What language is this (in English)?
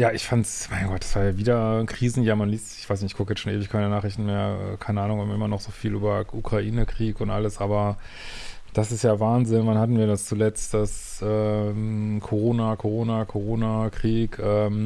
German